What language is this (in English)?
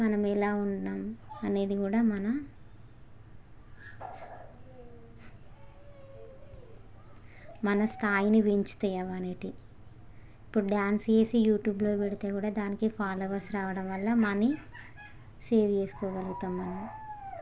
Telugu